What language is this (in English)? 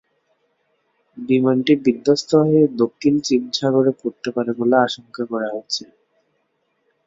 Bangla